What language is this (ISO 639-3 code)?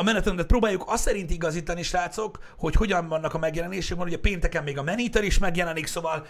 hun